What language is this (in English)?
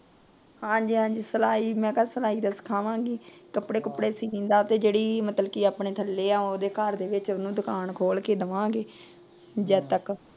Punjabi